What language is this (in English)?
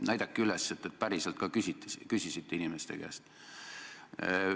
Estonian